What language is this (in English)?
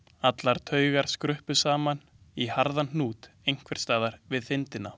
Icelandic